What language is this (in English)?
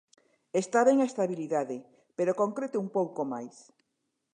Galician